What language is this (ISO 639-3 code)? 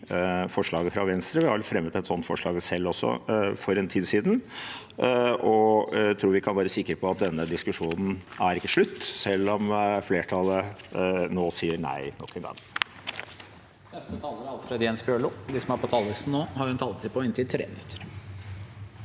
nor